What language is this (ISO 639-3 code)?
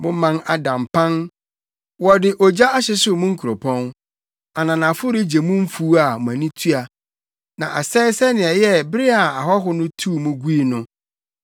aka